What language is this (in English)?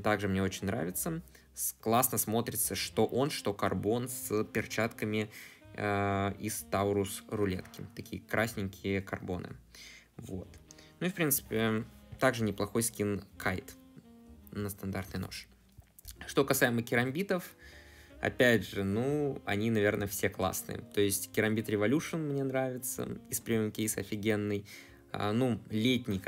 Russian